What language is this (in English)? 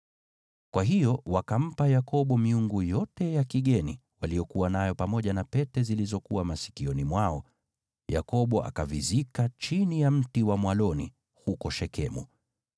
Swahili